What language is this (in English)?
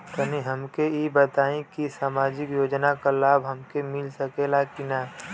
Bhojpuri